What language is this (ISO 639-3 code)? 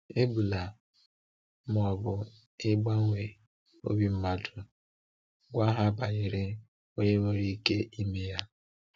ibo